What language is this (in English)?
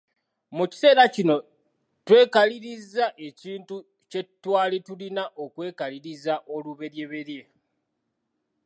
Ganda